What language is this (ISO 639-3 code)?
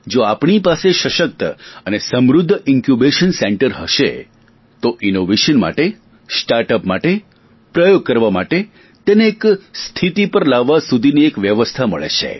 guj